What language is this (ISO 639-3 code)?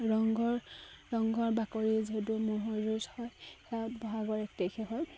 asm